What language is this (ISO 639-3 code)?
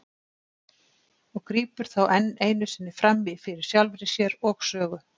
isl